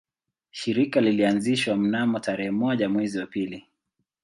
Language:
Swahili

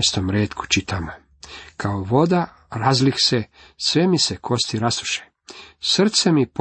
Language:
Croatian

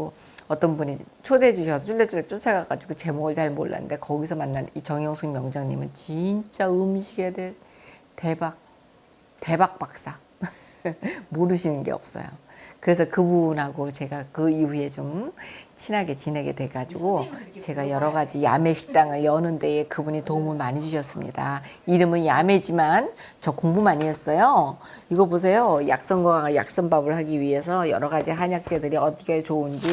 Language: Korean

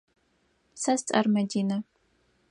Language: Adyghe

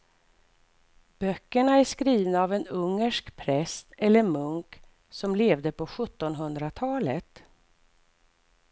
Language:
Swedish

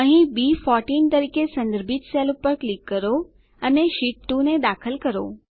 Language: Gujarati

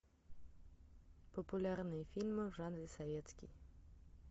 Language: Russian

